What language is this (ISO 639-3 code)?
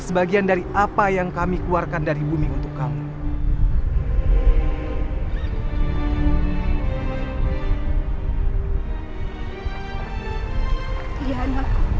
ind